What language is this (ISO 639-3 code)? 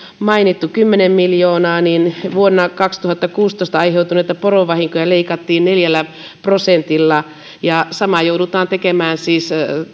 fin